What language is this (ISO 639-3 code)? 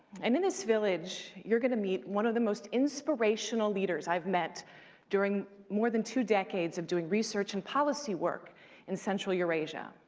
eng